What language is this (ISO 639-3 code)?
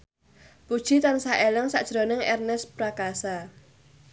jav